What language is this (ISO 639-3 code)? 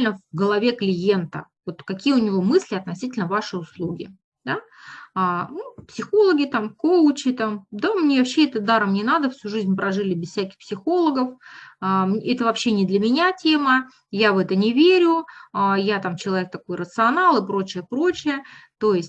rus